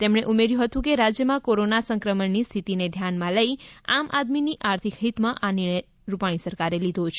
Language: Gujarati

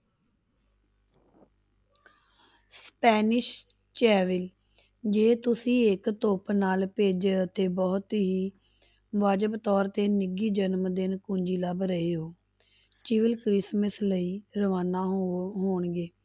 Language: Punjabi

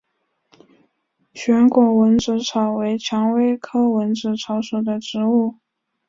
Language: Chinese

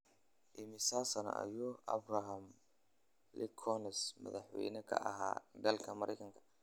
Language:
Somali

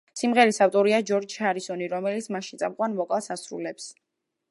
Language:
Georgian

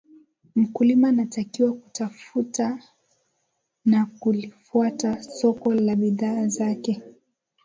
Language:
Swahili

